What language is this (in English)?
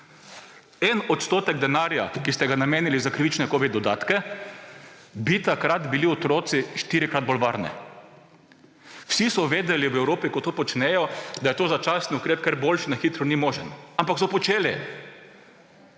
Slovenian